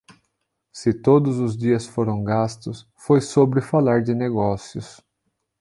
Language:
Portuguese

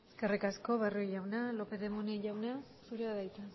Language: Basque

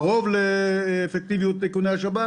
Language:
Hebrew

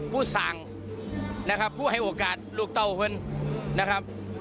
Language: Thai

